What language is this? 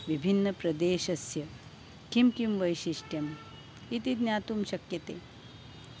Sanskrit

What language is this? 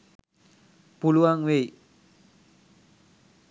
Sinhala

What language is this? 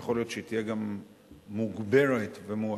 Hebrew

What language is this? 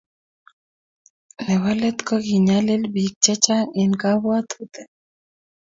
Kalenjin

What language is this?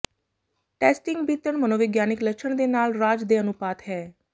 Punjabi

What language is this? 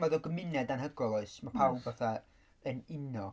Welsh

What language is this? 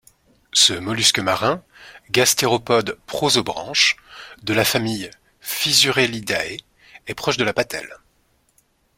French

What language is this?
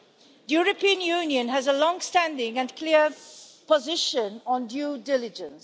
English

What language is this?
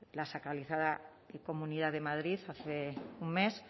Spanish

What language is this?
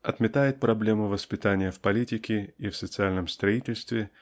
Russian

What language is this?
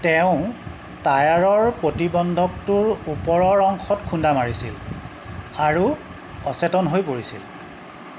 Assamese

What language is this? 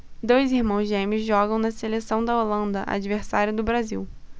Portuguese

